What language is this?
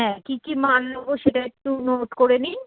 Bangla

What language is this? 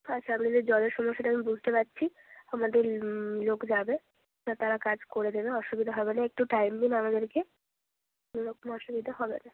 Bangla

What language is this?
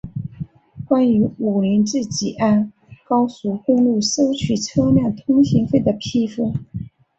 Chinese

